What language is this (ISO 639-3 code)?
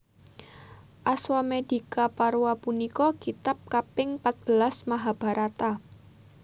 jav